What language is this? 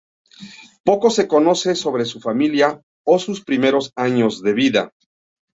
Spanish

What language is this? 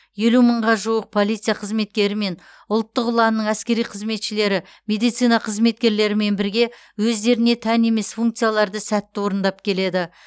Kazakh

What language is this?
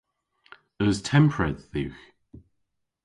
Cornish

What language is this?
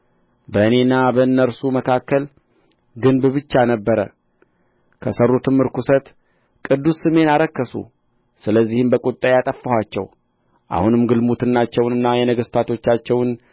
Amharic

